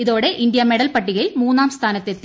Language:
Malayalam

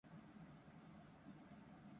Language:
Japanese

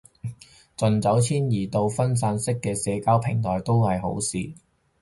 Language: Cantonese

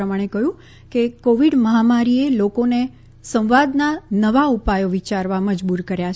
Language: Gujarati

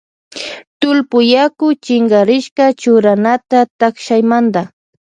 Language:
Loja Highland Quichua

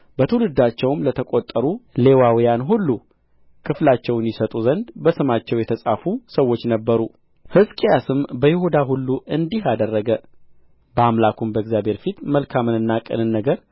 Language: Amharic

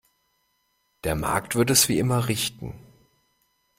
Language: German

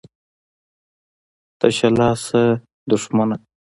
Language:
Pashto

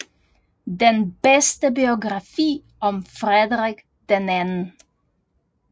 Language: Danish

